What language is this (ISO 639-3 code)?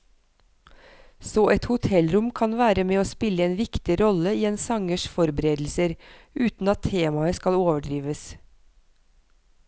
nor